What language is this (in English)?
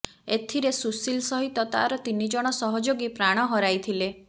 Odia